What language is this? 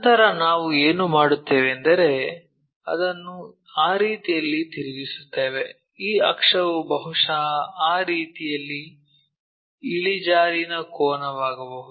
Kannada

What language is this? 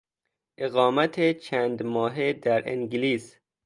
Persian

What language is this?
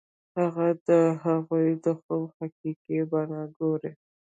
Pashto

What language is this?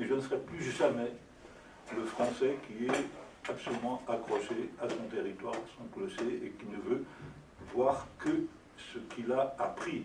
French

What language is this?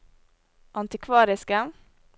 Norwegian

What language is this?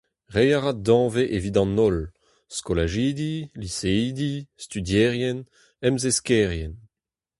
Breton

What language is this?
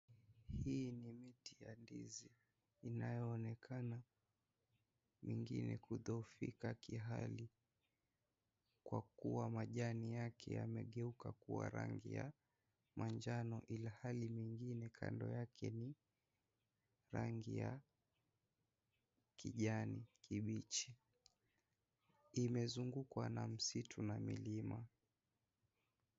Swahili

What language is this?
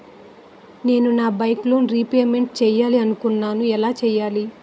Telugu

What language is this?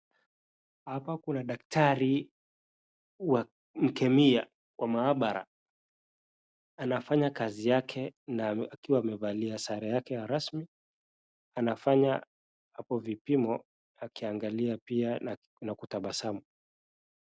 Swahili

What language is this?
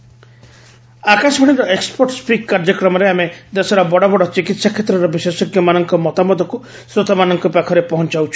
Odia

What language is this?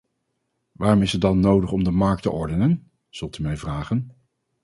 Dutch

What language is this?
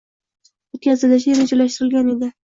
Uzbek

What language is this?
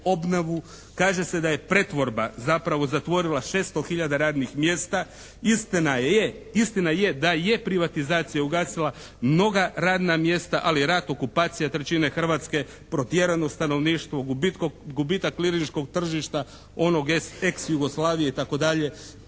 Croatian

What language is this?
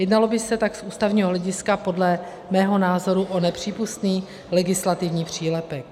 Czech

